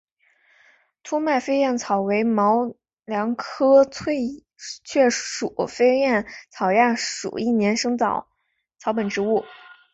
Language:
Chinese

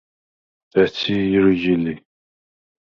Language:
Svan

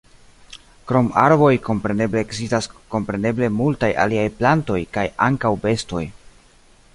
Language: Esperanto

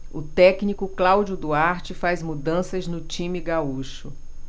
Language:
Portuguese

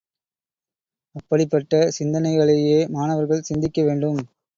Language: Tamil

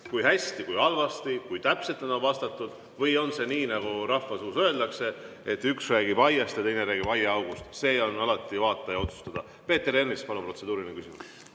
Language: Estonian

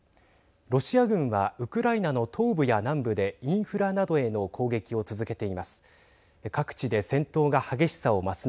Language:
Japanese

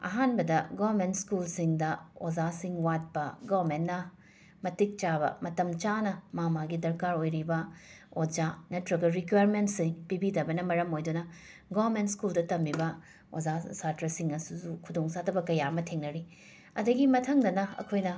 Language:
Manipuri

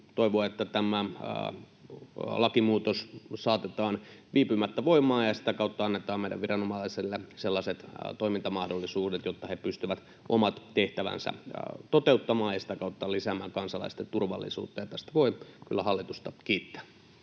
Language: Finnish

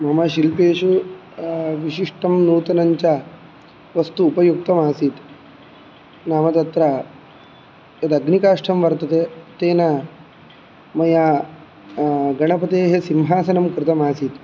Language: Sanskrit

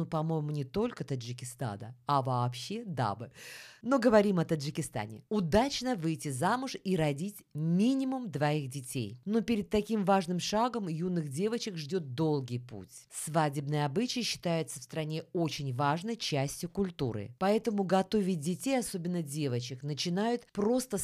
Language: Russian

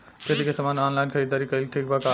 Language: Bhojpuri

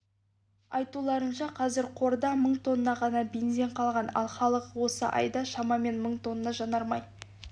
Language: Kazakh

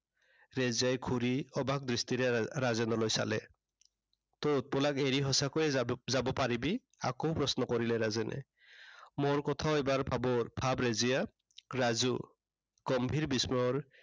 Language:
Assamese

